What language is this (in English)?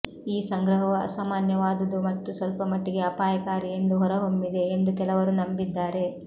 Kannada